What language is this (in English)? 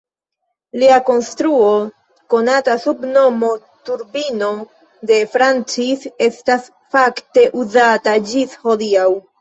Esperanto